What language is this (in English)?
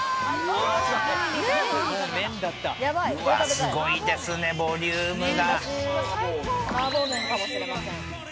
Japanese